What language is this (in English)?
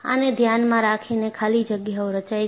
Gujarati